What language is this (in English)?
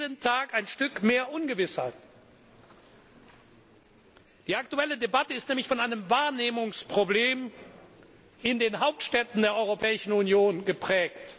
German